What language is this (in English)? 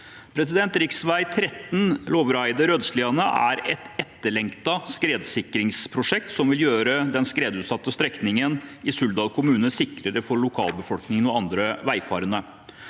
Norwegian